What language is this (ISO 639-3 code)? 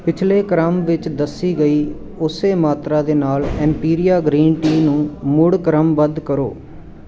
pan